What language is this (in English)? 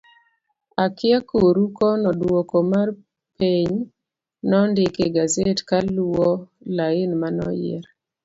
Luo (Kenya and Tanzania)